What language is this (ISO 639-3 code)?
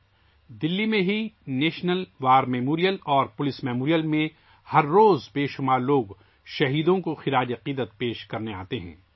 urd